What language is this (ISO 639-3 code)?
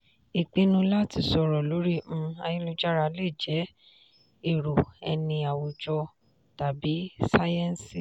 yor